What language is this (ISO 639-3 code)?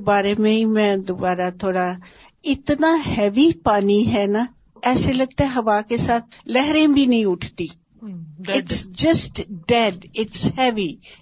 urd